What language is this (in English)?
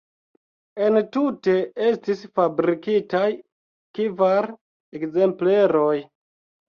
Esperanto